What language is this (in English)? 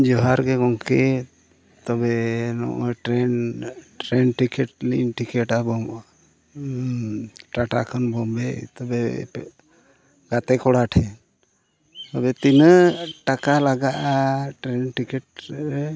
Santali